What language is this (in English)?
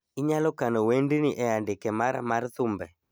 Luo (Kenya and Tanzania)